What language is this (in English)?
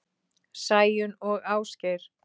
Icelandic